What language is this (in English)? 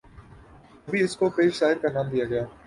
Urdu